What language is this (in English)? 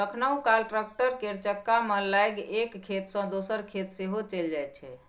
Maithili